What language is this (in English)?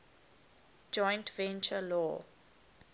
English